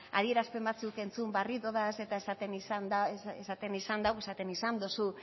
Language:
Basque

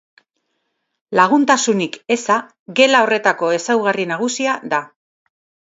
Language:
Basque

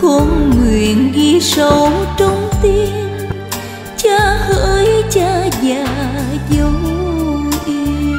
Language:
Vietnamese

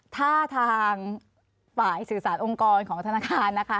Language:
Thai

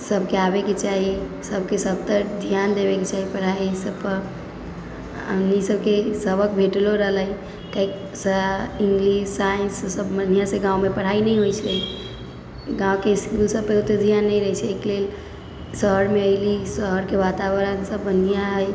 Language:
Maithili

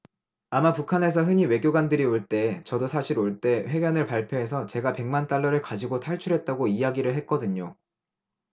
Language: Korean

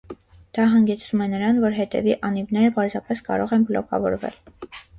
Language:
Armenian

